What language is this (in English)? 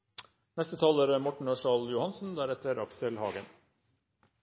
Norwegian Bokmål